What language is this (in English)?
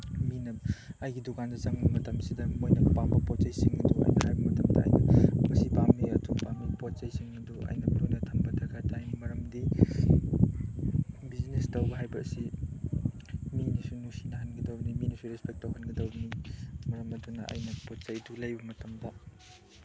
Manipuri